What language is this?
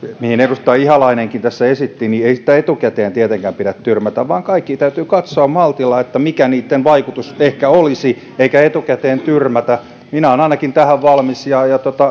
Finnish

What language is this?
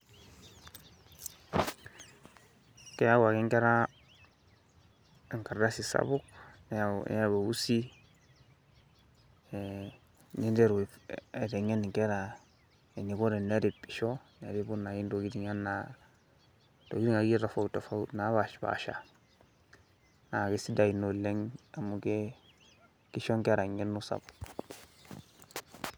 Masai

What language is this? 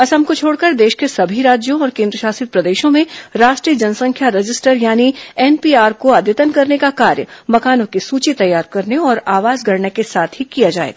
Hindi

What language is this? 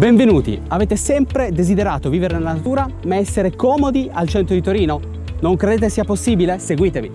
Italian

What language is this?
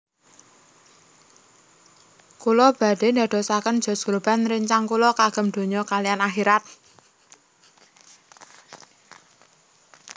Javanese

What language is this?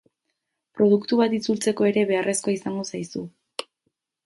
Basque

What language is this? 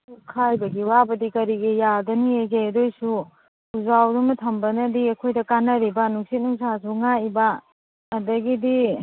Manipuri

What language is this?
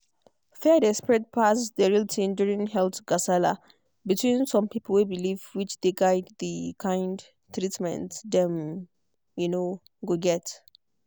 Nigerian Pidgin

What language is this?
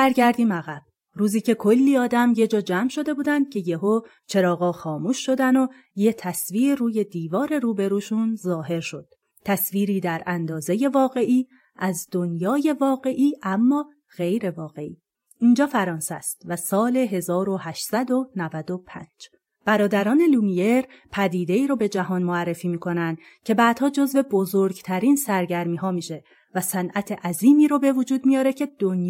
Persian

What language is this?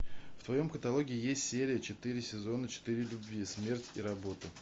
Russian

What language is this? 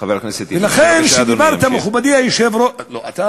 Hebrew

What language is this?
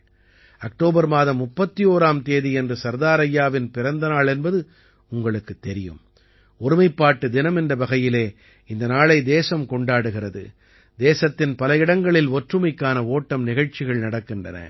Tamil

